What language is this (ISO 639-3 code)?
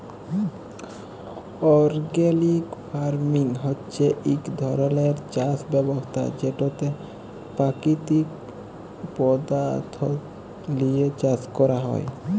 ben